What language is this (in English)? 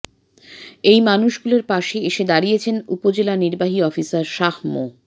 Bangla